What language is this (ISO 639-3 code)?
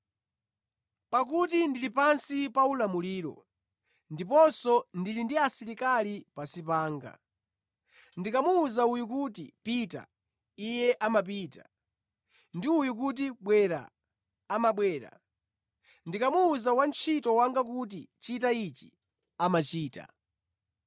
nya